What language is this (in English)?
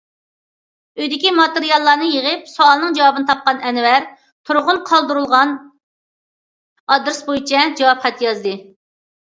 Uyghur